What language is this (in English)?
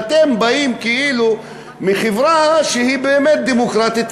Hebrew